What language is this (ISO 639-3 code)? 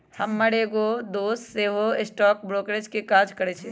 mag